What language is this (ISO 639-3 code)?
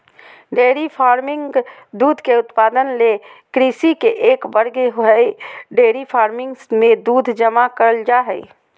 mag